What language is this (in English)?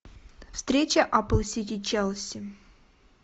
Russian